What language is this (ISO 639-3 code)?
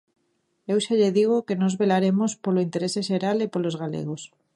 glg